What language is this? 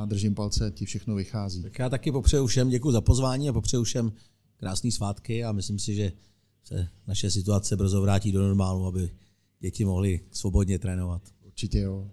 Czech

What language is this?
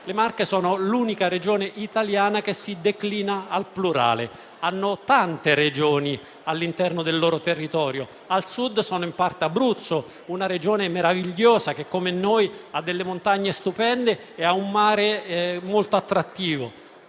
Italian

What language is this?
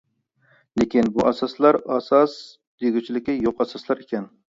Uyghur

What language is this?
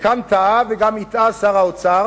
Hebrew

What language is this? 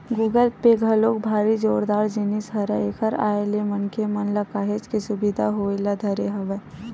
Chhattisgarhi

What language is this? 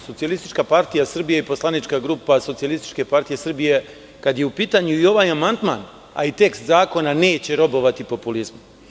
Serbian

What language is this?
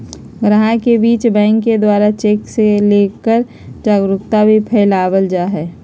Magahi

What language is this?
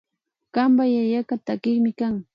Imbabura Highland Quichua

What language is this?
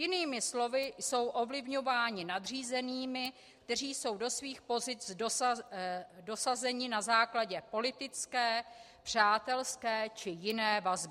Czech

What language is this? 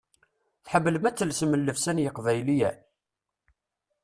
Kabyle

